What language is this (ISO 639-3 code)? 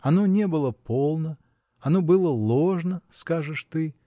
rus